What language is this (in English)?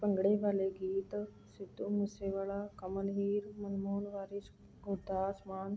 Punjabi